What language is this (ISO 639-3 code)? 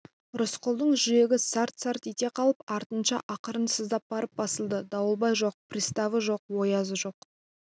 kaz